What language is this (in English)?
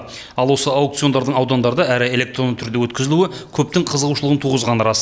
Kazakh